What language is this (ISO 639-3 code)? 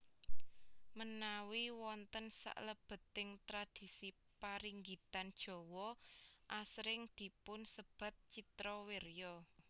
jav